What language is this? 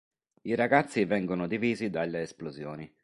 Italian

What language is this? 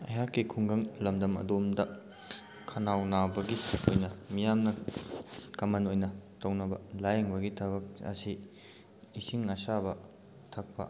Manipuri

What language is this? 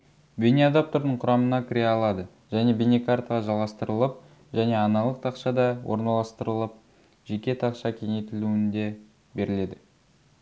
Kazakh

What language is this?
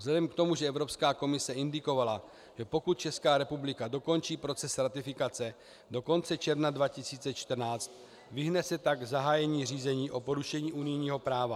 Czech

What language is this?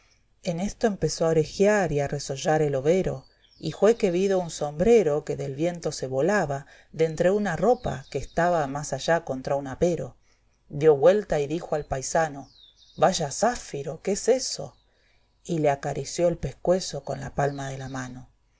Spanish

